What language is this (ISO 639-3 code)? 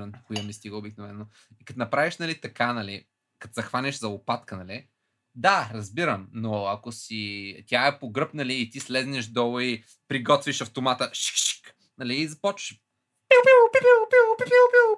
bul